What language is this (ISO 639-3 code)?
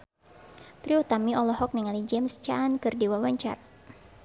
sun